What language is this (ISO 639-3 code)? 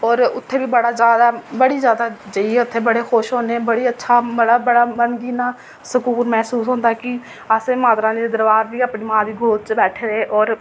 doi